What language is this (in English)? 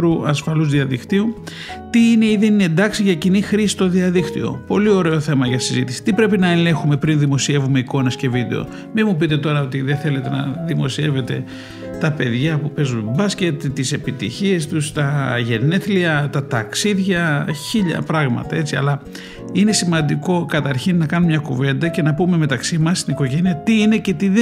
Greek